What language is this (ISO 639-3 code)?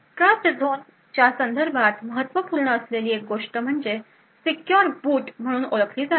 mar